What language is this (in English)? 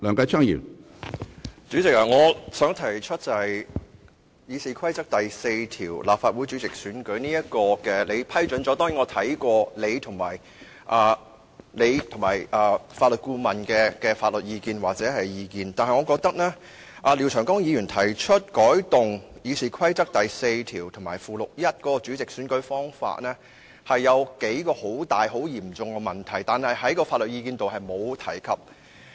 Cantonese